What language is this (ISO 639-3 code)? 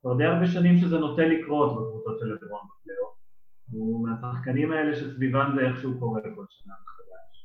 heb